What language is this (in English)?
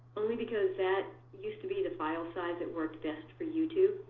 English